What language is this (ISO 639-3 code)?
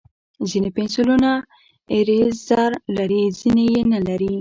pus